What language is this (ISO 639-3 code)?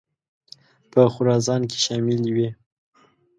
pus